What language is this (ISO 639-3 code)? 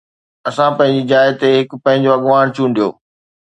snd